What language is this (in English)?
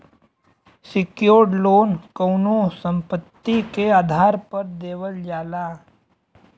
Bhojpuri